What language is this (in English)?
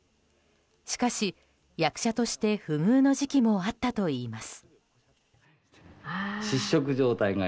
Japanese